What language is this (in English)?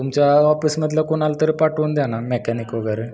Marathi